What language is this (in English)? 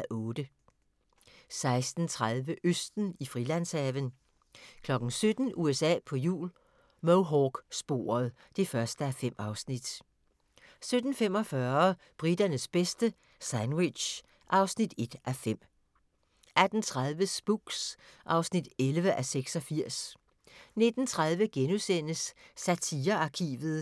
Danish